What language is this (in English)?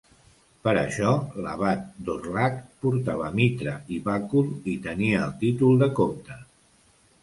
Catalan